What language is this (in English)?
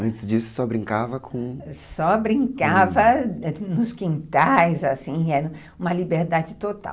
Portuguese